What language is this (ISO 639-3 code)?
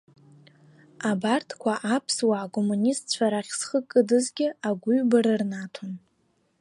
abk